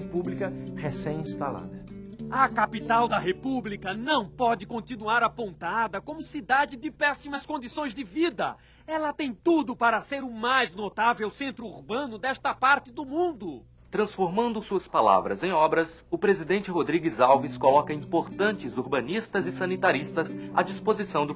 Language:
Portuguese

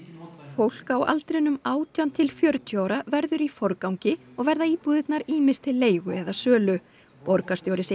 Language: Icelandic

